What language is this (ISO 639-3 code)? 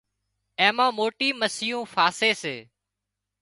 kxp